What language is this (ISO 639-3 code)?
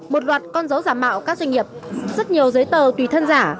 vie